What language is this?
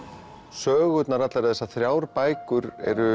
Icelandic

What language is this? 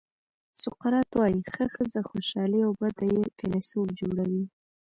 Pashto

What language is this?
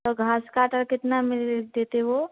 Hindi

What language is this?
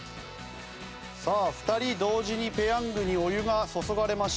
Japanese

